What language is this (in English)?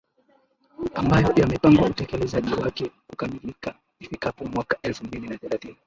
Swahili